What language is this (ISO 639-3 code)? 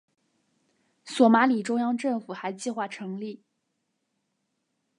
zho